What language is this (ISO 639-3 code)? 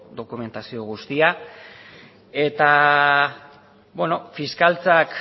eus